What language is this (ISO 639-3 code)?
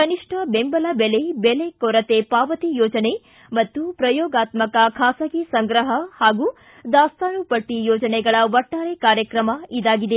kan